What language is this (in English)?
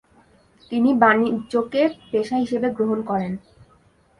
Bangla